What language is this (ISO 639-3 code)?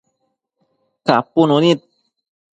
mcf